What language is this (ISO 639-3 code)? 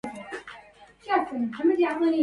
ara